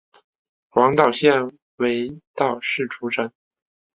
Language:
Chinese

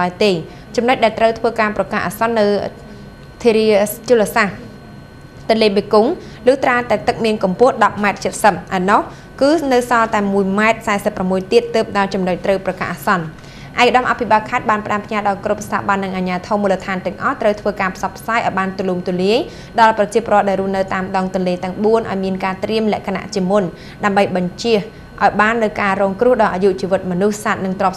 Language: Thai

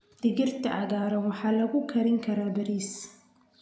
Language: Somali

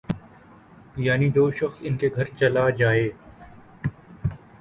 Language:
Urdu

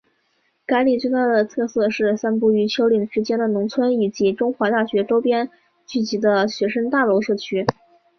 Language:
Chinese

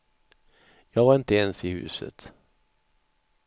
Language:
Swedish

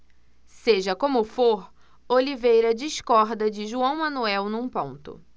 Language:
Portuguese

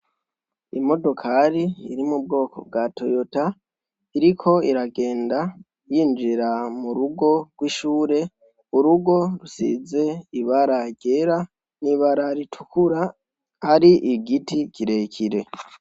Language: Rundi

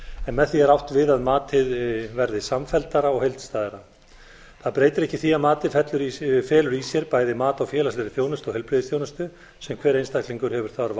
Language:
Icelandic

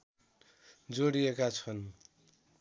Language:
Nepali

